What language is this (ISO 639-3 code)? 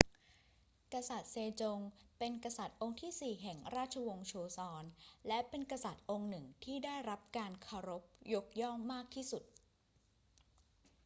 tha